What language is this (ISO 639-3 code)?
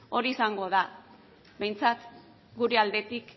eus